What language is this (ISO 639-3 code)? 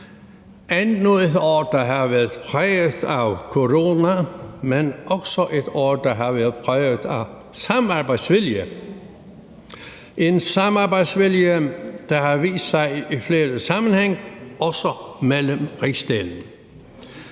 dan